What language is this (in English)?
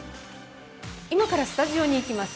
Japanese